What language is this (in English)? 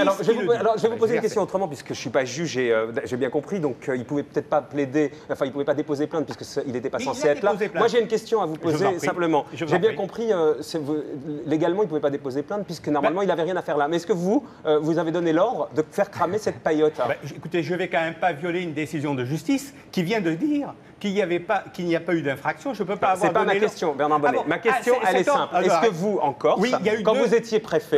French